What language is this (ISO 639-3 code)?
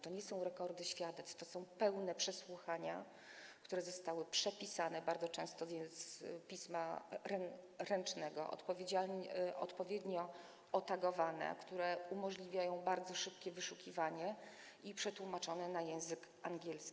pol